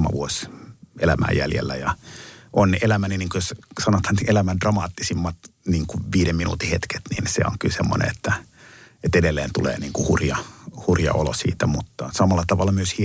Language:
Finnish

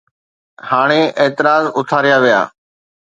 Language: Sindhi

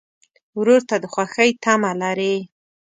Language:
Pashto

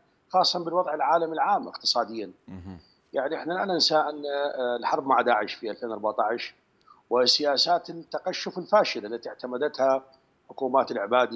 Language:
Arabic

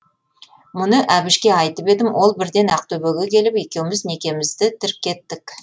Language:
Kazakh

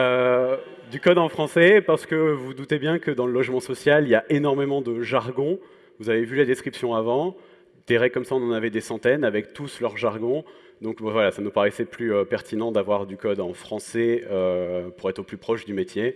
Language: French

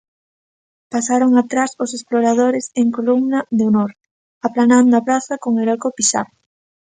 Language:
Galician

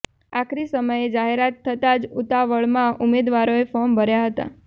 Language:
Gujarati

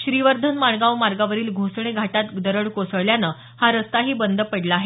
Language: Marathi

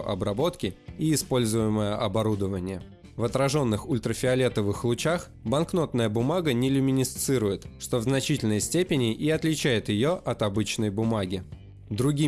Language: Russian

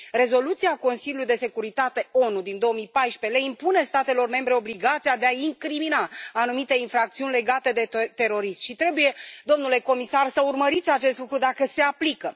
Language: Romanian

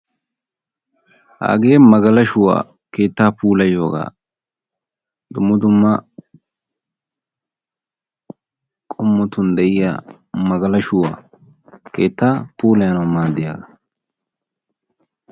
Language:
Wolaytta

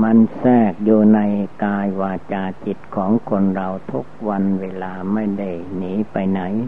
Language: Thai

